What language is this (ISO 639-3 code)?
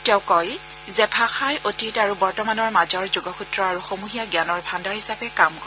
asm